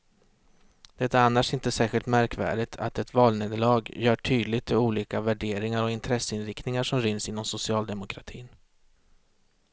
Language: Swedish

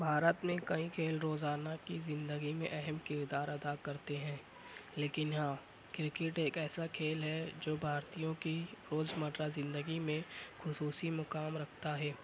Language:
Urdu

